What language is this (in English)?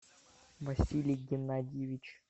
Russian